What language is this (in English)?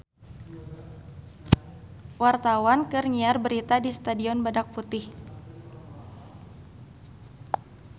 Sundanese